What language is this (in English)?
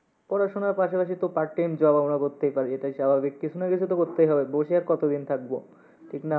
Bangla